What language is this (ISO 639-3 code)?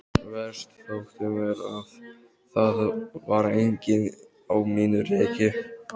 isl